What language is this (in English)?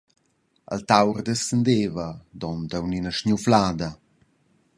Romansh